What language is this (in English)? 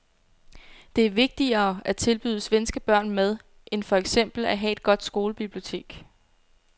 Danish